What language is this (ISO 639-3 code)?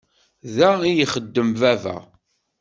kab